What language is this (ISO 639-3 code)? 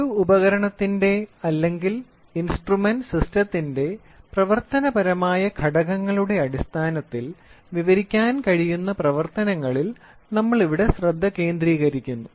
mal